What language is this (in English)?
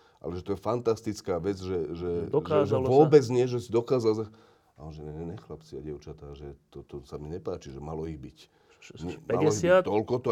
Slovak